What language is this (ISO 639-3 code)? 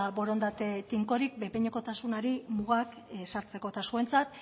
eus